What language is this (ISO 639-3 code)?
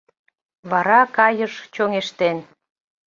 chm